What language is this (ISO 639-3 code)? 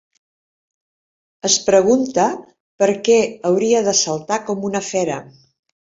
cat